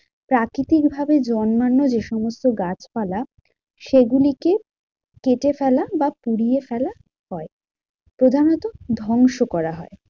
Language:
Bangla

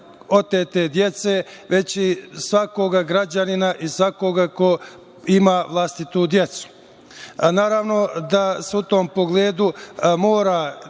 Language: Serbian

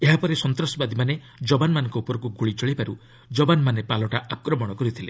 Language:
Odia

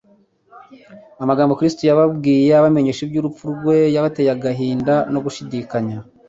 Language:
Kinyarwanda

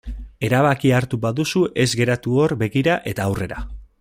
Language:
Basque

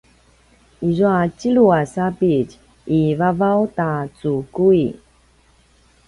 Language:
Paiwan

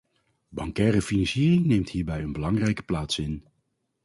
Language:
Dutch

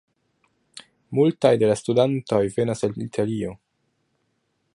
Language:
Esperanto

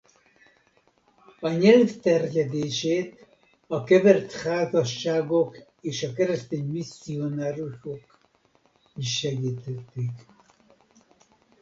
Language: Hungarian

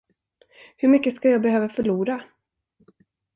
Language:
Swedish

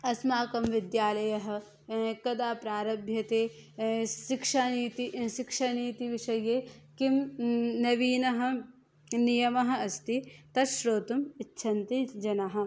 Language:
Sanskrit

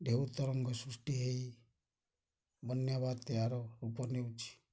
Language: Odia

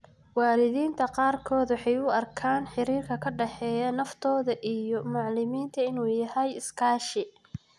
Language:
Somali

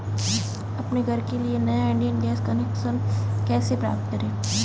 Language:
Hindi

